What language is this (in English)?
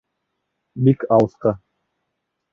Bashkir